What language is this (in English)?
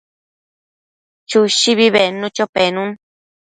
Matsés